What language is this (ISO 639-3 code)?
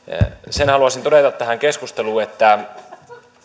fin